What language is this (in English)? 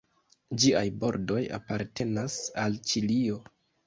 Esperanto